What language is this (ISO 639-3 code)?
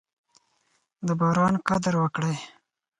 pus